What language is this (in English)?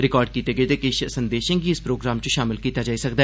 Dogri